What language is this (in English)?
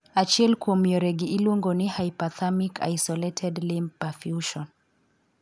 Luo (Kenya and Tanzania)